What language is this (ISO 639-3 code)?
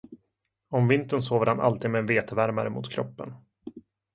swe